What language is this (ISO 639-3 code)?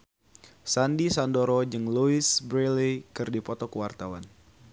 sun